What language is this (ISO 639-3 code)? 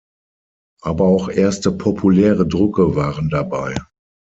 deu